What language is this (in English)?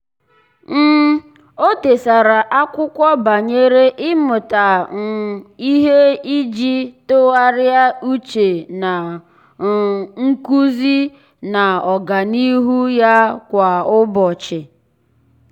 Igbo